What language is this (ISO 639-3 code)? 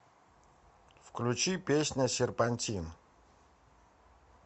rus